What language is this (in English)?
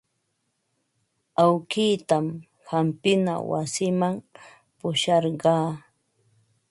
Ambo-Pasco Quechua